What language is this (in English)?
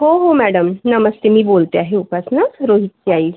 Marathi